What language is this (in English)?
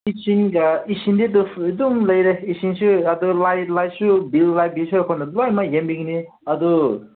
Manipuri